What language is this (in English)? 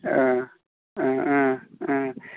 Bodo